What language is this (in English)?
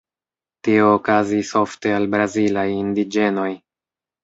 Esperanto